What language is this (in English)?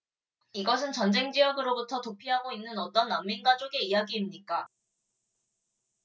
Korean